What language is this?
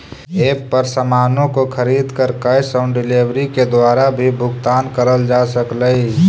Magahi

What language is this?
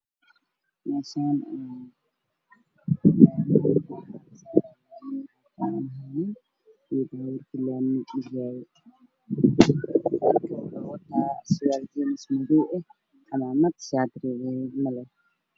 Somali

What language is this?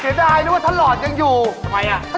Thai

